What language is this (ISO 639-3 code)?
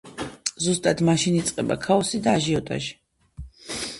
kat